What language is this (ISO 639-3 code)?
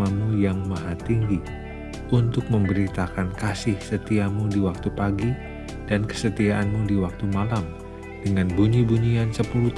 ind